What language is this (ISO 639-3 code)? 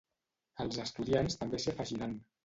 cat